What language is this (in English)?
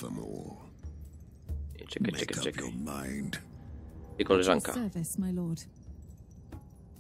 Polish